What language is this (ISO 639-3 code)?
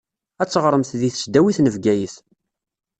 kab